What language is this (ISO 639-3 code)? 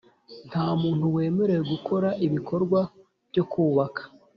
kin